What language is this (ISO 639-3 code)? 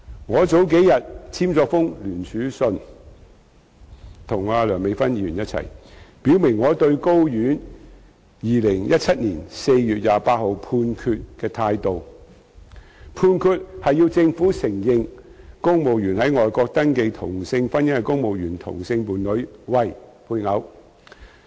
yue